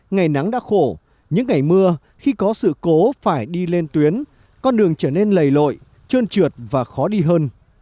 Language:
Vietnamese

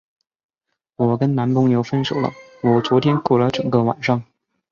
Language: Chinese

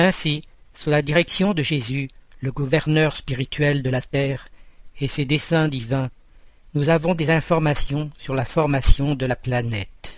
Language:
French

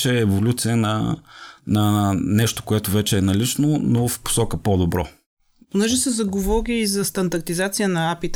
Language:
Bulgarian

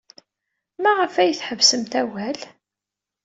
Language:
Kabyle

